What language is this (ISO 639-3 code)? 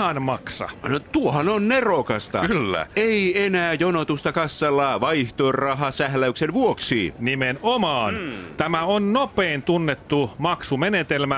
fin